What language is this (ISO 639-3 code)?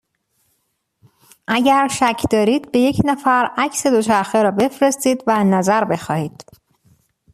fas